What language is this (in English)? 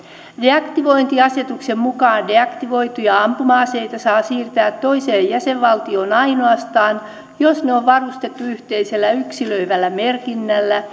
Finnish